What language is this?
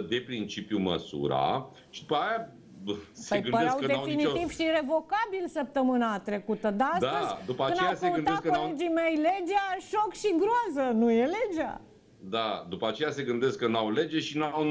Romanian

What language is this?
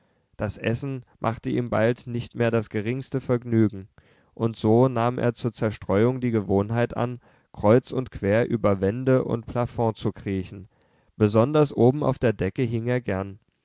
German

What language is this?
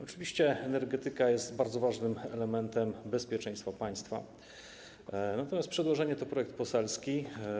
Polish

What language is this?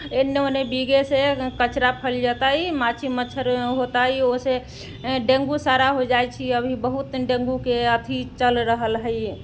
Maithili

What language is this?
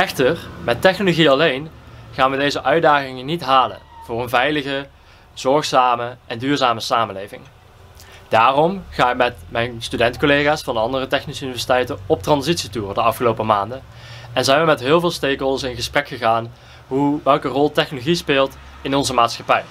Dutch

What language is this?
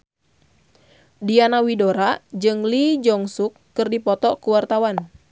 Sundanese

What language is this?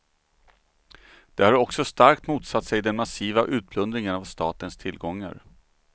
Swedish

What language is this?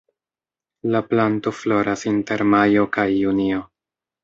Esperanto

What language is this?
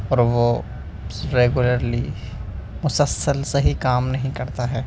Urdu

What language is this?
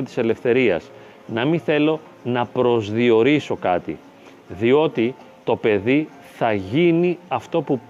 Greek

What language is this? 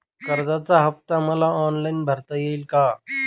Marathi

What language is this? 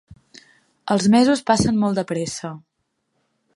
Catalan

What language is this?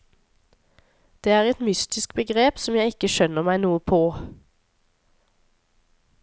Norwegian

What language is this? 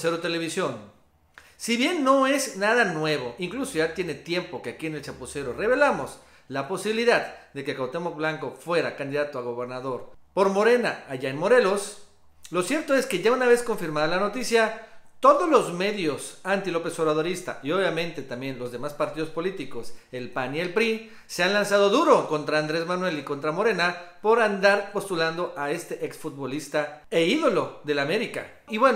Spanish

